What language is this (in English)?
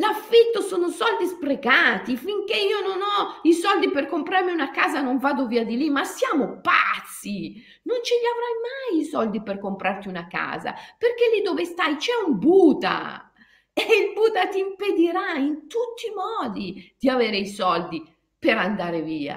Italian